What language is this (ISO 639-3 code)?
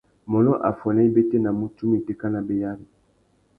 bag